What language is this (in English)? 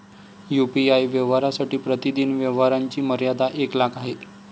Marathi